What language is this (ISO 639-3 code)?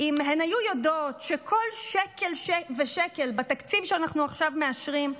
heb